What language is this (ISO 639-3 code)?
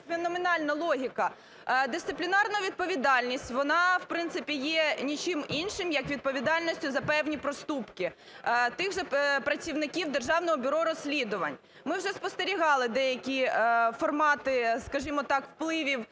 ukr